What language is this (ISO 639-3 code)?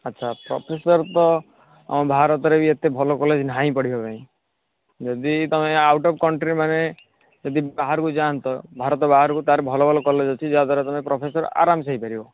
ori